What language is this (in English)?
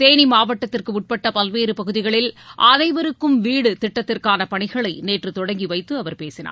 Tamil